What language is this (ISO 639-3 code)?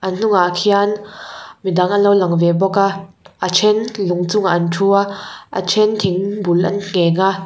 lus